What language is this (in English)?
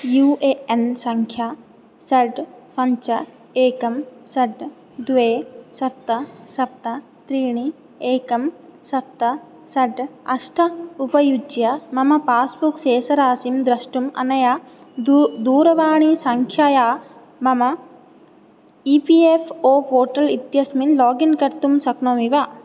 Sanskrit